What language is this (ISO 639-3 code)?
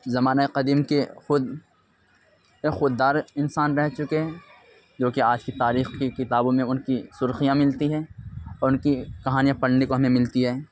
urd